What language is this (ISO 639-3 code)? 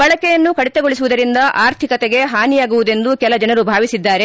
kan